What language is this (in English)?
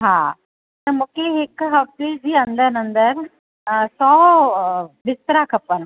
Sindhi